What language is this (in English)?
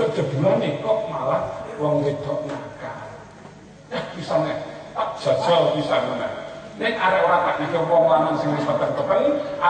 Greek